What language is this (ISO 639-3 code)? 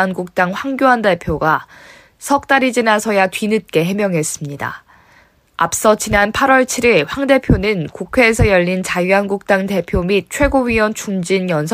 kor